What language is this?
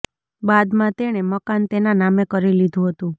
Gujarati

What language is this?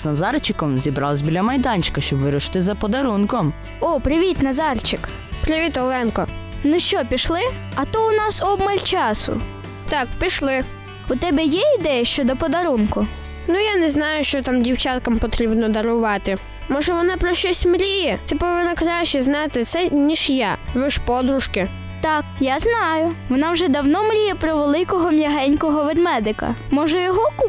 Ukrainian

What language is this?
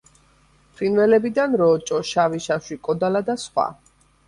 Georgian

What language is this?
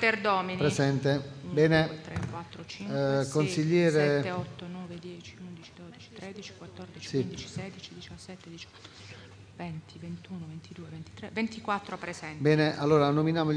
Italian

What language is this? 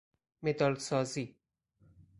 Persian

